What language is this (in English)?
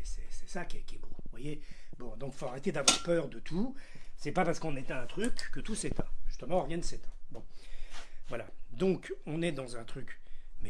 French